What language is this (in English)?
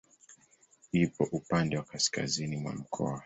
Swahili